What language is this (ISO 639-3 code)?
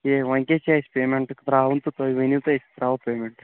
kas